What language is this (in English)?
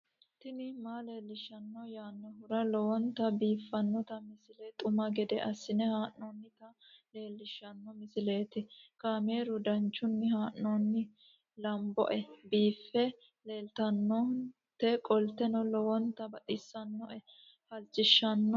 Sidamo